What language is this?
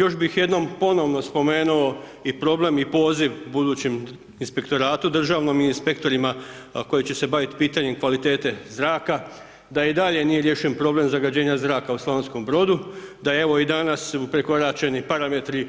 Croatian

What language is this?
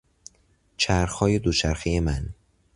Persian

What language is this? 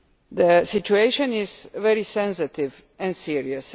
English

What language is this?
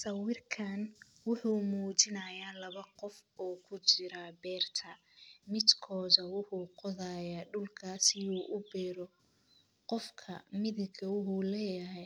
Somali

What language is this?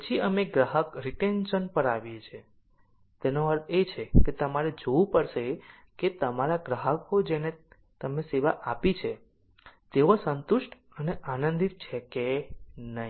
Gujarati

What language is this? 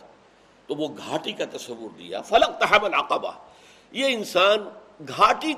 Urdu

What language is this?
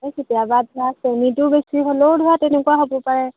Assamese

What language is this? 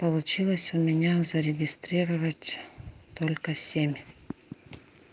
Russian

